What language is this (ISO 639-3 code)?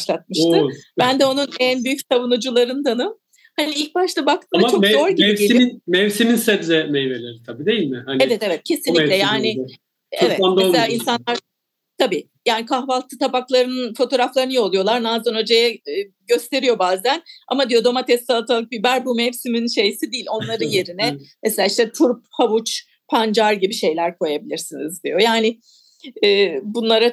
tur